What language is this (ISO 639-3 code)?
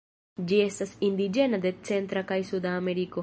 epo